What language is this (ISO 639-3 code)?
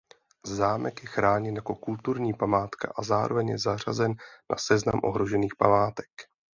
ces